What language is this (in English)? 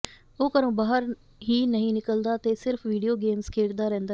Punjabi